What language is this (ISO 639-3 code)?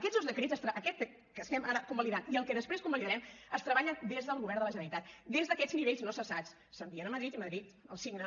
cat